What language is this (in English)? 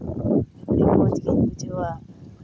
Santali